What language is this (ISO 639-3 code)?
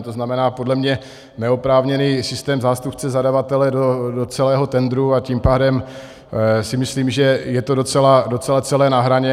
ces